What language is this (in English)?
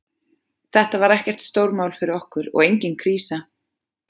Icelandic